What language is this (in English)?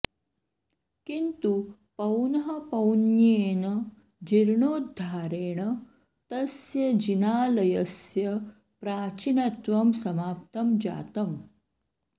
Sanskrit